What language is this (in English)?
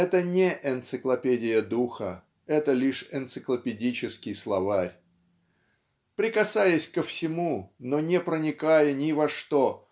Russian